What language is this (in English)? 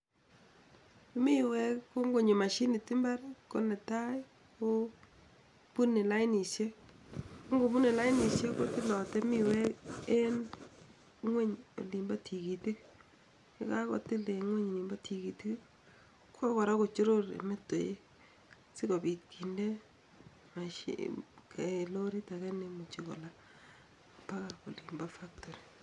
Kalenjin